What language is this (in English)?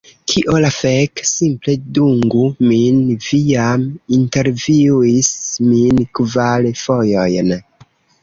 Esperanto